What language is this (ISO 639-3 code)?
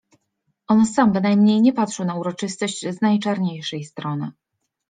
pol